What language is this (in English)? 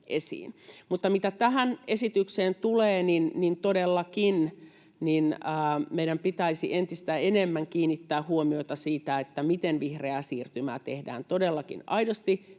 Finnish